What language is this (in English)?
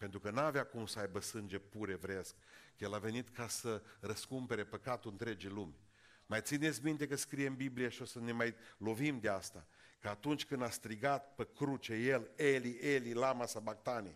Romanian